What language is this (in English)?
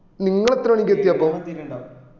Malayalam